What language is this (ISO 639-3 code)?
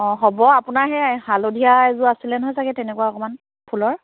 asm